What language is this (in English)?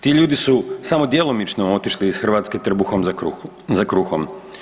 Croatian